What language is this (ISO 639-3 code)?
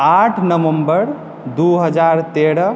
mai